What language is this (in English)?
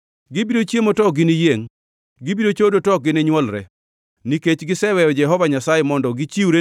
Luo (Kenya and Tanzania)